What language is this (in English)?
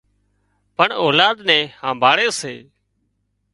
Wadiyara Koli